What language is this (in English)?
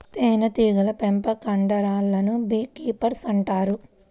Telugu